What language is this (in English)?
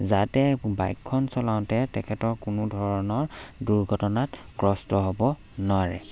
Assamese